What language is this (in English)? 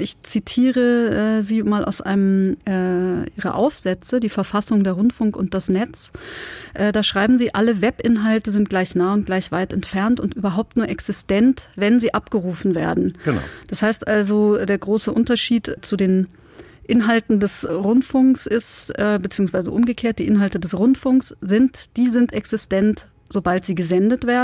German